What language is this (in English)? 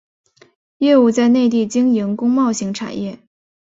Chinese